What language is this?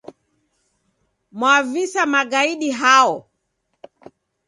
Taita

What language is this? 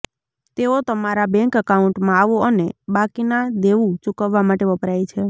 Gujarati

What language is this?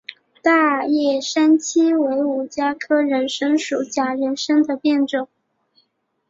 Chinese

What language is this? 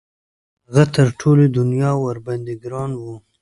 Pashto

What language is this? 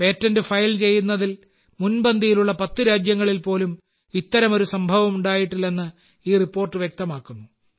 Malayalam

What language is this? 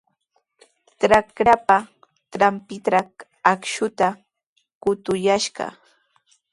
Sihuas Ancash Quechua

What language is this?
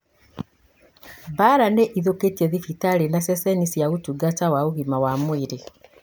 Kikuyu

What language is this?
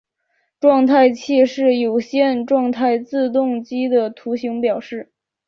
Chinese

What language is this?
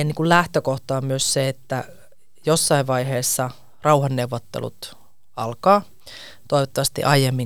Finnish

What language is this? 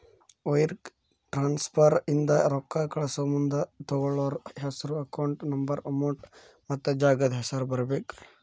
Kannada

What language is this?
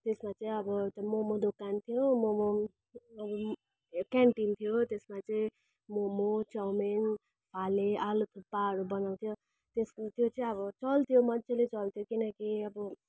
Nepali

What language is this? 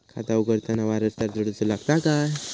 Marathi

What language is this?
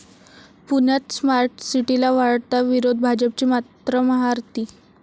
Marathi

